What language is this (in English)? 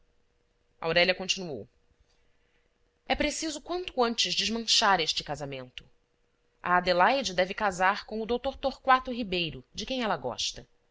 Portuguese